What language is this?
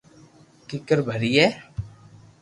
Loarki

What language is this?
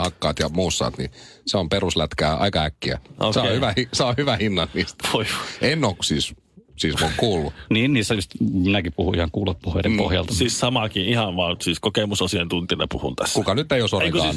Finnish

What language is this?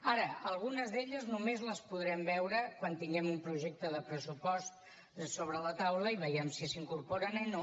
Catalan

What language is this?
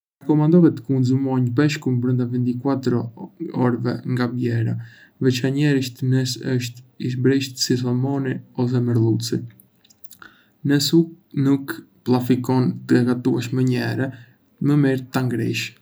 Arbëreshë Albanian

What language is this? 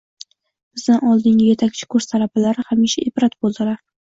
Uzbek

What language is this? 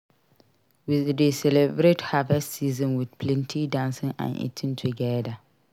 Nigerian Pidgin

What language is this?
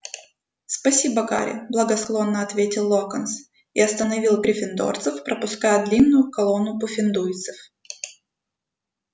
Russian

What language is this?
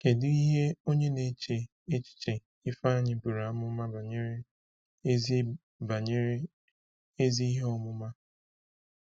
Igbo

